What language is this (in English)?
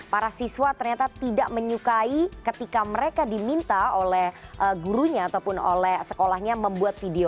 Indonesian